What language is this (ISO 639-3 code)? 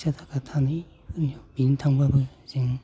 brx